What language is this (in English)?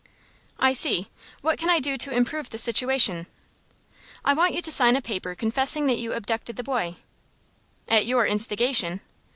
English